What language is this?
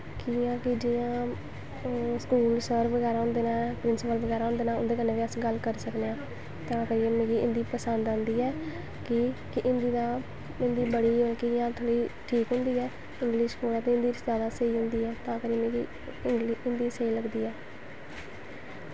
Dogri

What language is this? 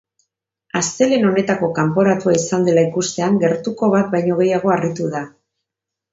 Basque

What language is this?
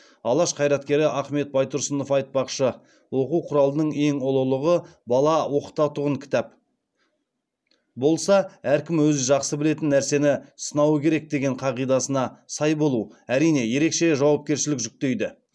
Kazakh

